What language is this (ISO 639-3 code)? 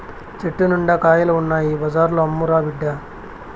tel